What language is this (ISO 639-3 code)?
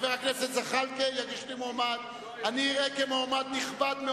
heb